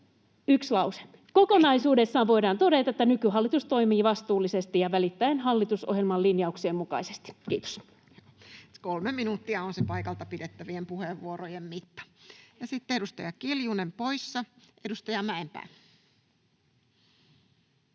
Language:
Finnish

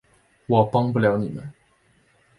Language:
Chinese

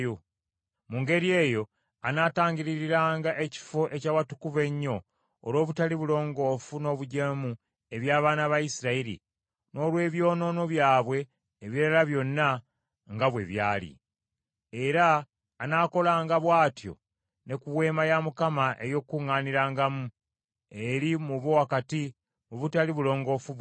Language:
Ganda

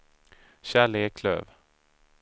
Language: Swedish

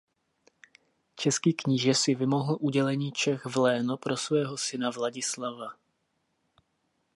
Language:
Czech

